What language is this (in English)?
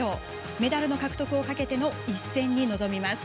Japanese